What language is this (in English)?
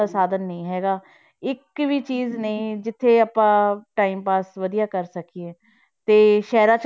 Punjabi